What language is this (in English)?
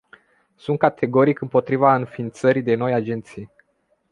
Romanian